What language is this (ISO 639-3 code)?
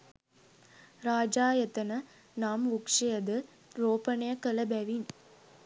sin